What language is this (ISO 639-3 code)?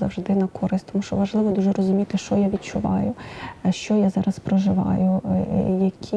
ukr